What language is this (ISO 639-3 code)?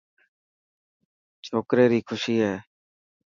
mki